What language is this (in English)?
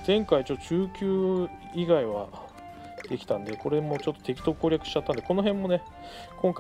Japanese